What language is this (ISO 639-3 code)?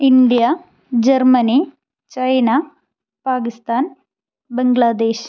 mal